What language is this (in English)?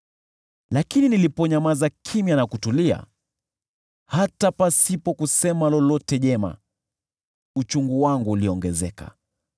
Swahili